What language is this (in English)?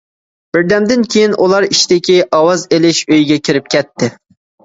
Uyghur